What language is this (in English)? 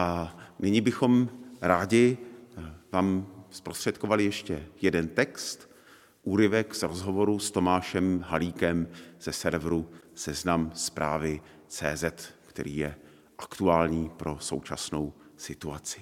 Czech